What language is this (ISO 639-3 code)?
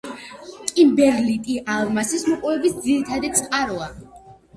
kat